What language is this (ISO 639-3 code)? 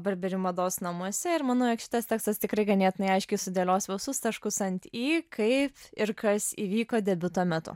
lit